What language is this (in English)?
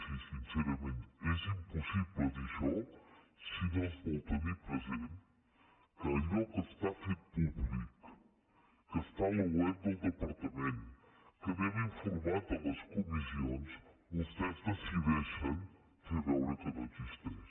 Catalan